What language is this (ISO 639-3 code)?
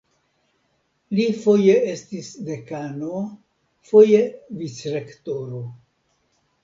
epo